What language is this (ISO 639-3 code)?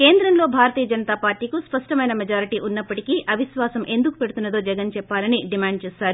tel